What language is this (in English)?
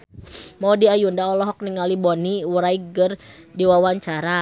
Sundanese